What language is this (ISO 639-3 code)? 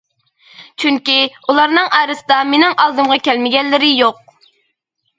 uig